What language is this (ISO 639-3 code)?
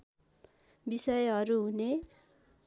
nep